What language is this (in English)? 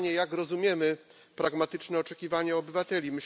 Polish